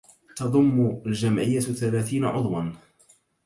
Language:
Arabic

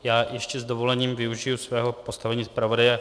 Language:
Czech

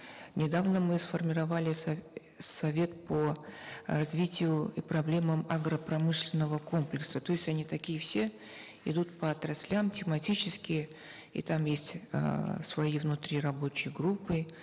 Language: Kazakh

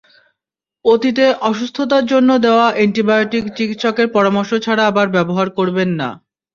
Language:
Bangla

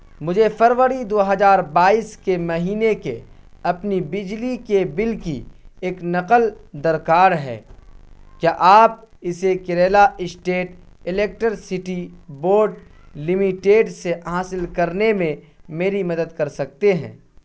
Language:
Urdu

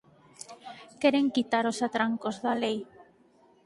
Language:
Galician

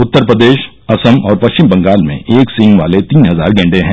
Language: Hindi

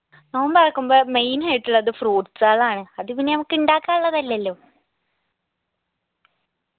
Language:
Malayalam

